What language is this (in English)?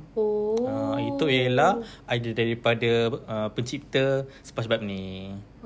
Malay